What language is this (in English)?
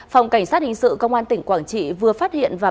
Vietnamese